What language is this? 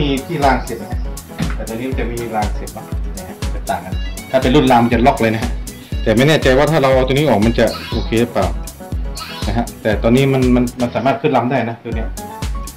Thai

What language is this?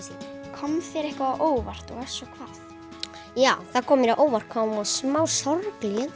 Icelandic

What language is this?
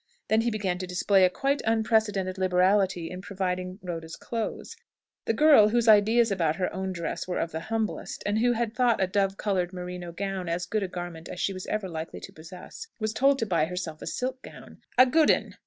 English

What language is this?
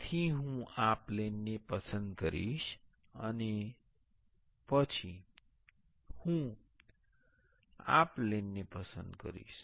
Gujarati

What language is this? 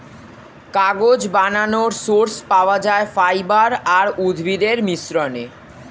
Bangla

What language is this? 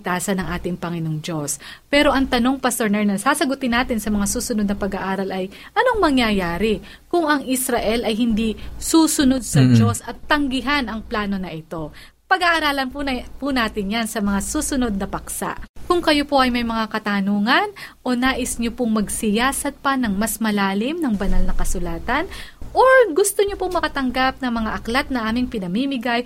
Filipino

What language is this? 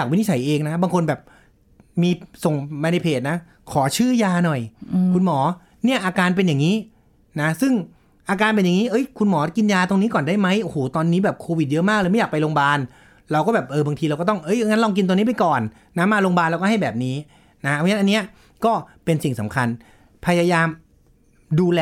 Thai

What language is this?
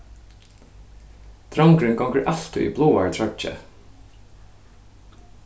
Faroese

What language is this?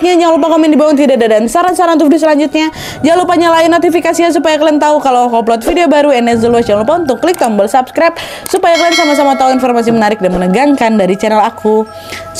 Indonesian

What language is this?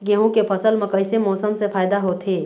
Chhattisgarhi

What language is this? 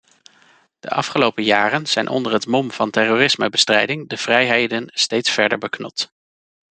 Dutch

